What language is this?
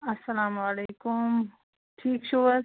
Kashmiri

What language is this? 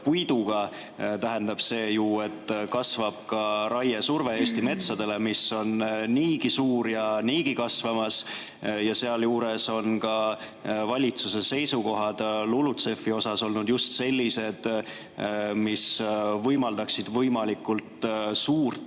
Estonian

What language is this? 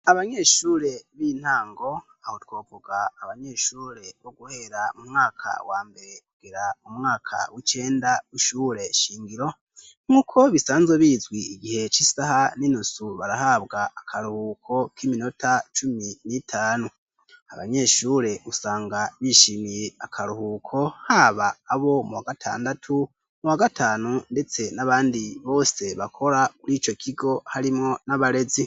Rundi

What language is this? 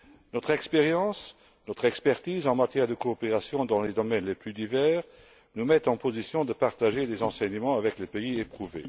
French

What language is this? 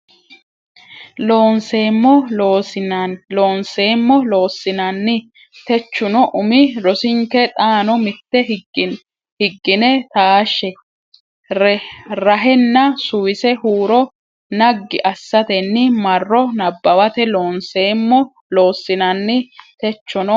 Sidamo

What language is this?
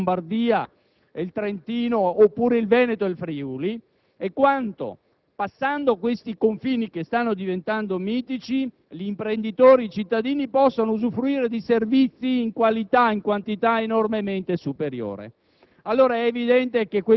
Italian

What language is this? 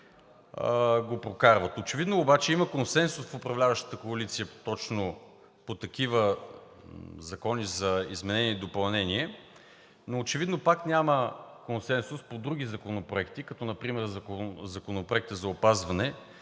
Bulgarian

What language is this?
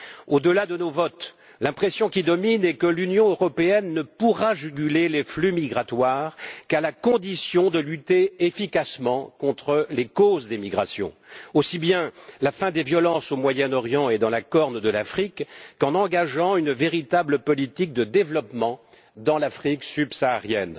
French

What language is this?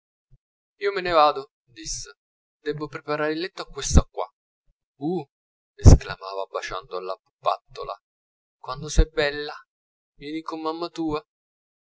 Italian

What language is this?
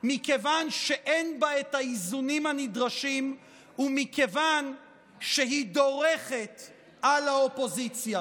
Hebrew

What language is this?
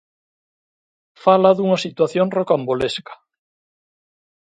Galician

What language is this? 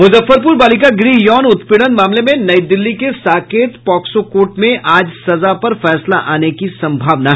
Hindi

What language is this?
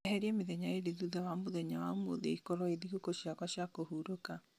Kikuyu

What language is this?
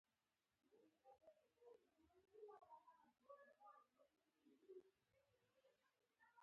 Pashto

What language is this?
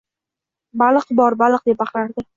Uzbek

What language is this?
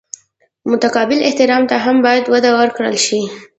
Pashto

